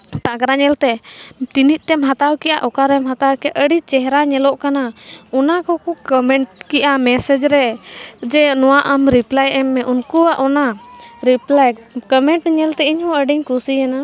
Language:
Santali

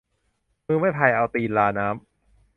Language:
Thai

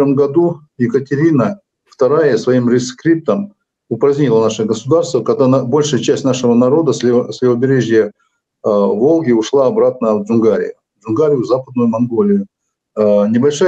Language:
Russian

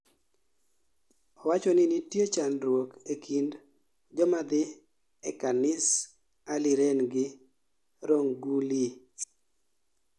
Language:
Luo (Kenya and Tanzania)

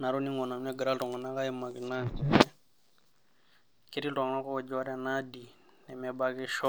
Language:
Masai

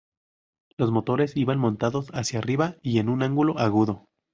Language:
Spanish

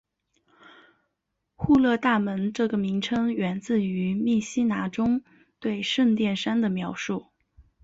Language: Chinese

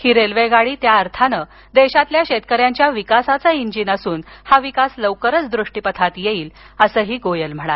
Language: Marathi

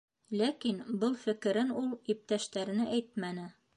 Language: Bashkir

